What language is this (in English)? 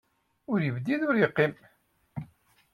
Kabyle